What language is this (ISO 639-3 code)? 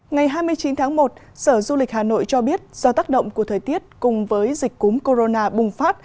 vie